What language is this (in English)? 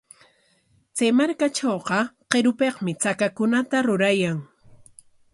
Corongo Ancash Quechua